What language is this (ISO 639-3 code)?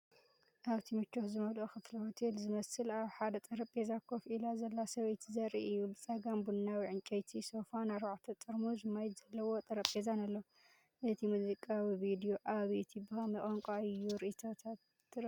tir